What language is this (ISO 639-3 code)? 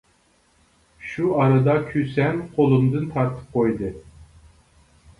uig